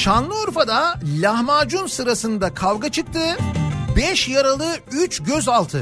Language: Turkish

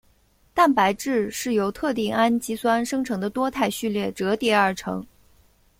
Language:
Chinese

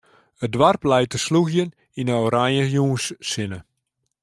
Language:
Western Frisian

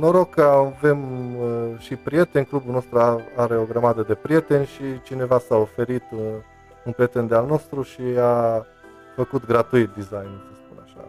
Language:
Romanian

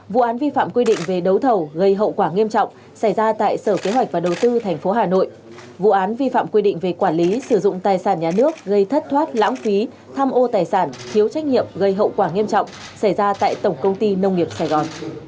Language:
Vietnamese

